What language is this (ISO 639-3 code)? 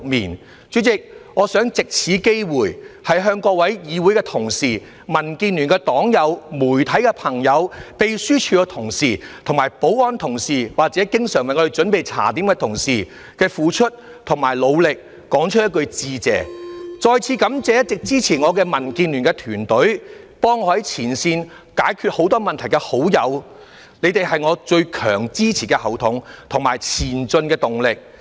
yue